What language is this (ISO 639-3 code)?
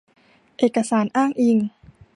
tha